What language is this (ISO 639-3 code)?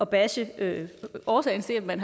dan